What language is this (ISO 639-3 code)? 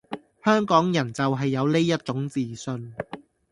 yue